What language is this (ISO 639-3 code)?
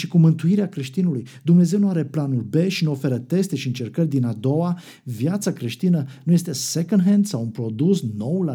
ron